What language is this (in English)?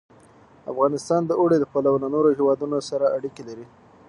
Pashto